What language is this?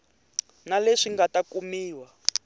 Tsonga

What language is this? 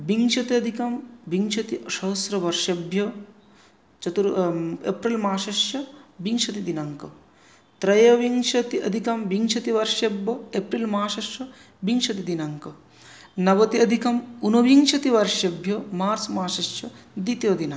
Sanskrit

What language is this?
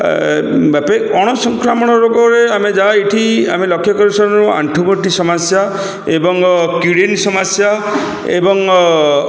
Odia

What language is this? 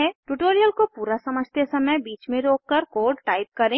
Hindi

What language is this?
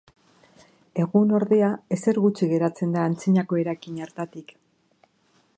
Basque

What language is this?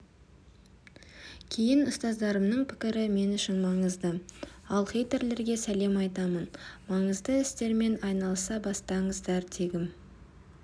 Kazakh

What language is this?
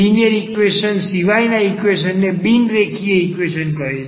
Gujarati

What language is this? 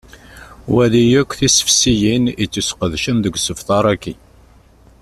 Kabyle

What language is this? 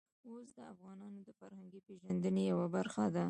Pashto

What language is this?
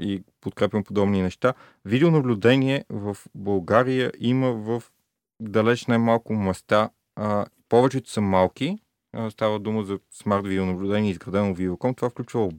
Bulgarian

